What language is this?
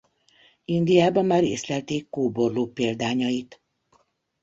Hungarian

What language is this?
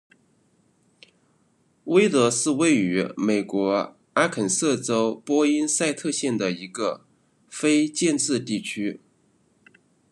Chinese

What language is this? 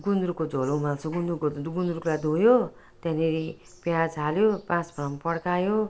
Nepali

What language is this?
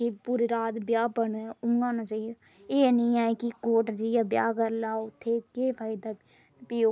Dogri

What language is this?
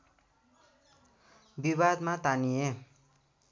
Nepali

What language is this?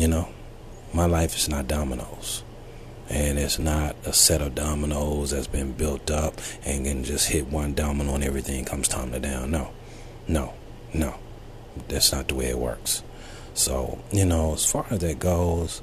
English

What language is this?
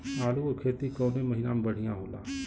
Bhojpuri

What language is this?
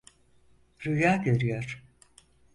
Turkish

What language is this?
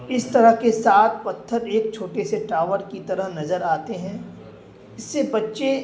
Urdu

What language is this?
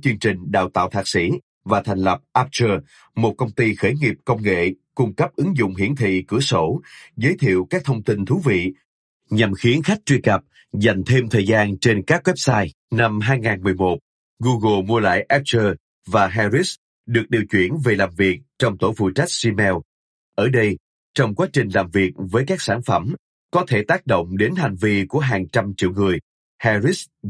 Vietnamese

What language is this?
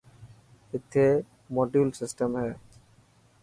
Dhatki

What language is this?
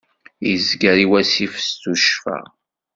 Kabyle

